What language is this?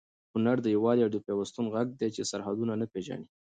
Pashto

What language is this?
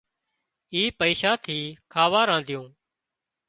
Wadiyara Koli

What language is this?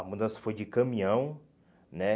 Portuguese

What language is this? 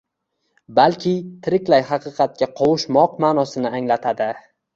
Uzbek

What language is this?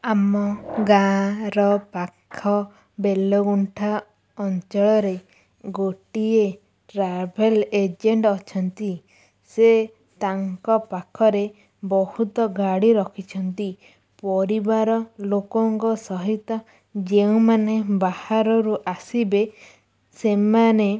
Odia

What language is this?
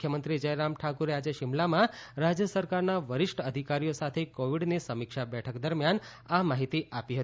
Gujarati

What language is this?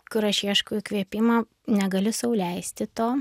Lithuanian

